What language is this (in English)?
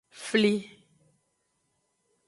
Aja (Benin)